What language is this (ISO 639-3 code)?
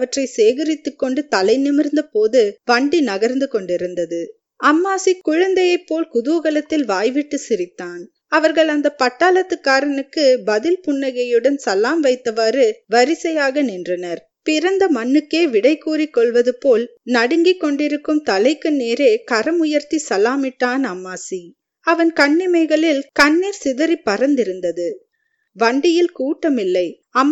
tam